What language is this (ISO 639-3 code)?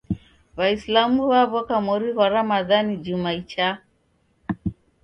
dav